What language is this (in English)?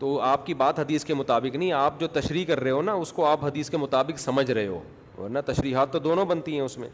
Urdu